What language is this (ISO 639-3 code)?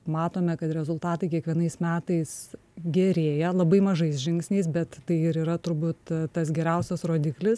lit